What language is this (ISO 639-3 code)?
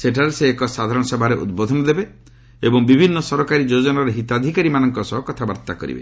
ori